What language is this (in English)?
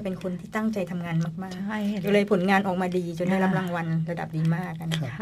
Thai